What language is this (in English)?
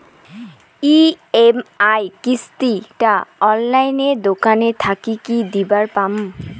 Bangla